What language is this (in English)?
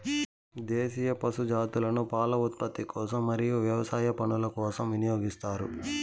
Telugu